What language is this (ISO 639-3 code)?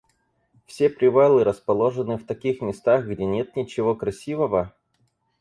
rus